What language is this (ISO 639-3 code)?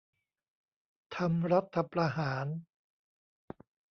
tha